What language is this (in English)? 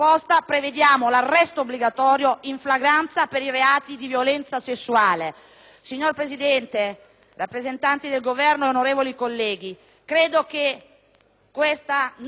Italian